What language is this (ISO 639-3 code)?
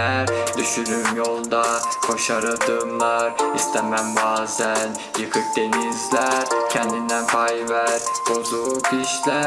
tur